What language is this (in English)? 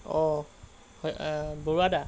Assamese